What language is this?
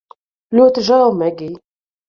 Latvian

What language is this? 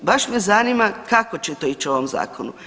Croatian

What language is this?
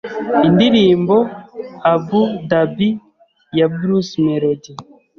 Kinyarwanda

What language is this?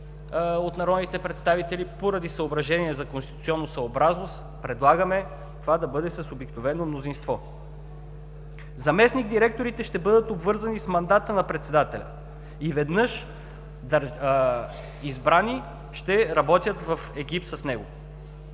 Bulgarian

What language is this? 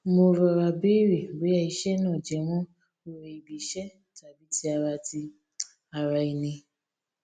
Yoruba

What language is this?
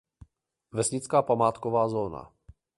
Czech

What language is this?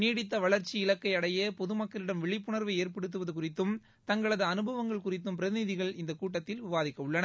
Tamil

